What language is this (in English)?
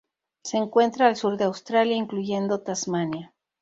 Spanish